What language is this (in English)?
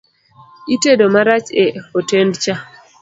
Luo (Kenya and Tanzania)